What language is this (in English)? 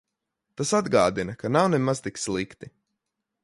Latvian